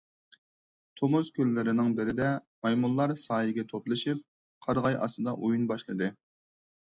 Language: Uyghur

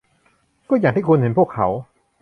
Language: Thai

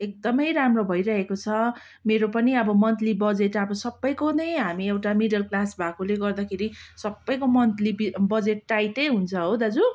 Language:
Nepali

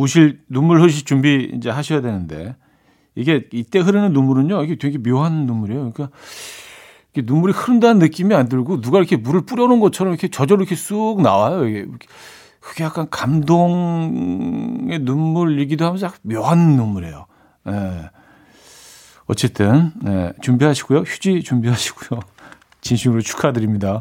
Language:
Korean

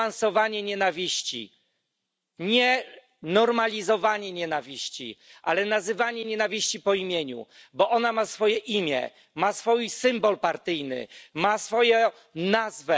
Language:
Polish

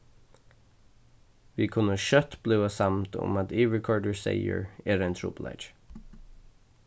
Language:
Faroese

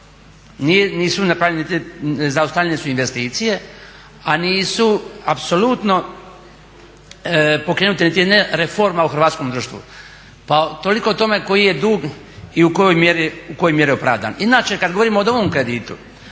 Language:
Croatian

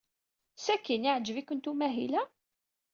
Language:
Kabyle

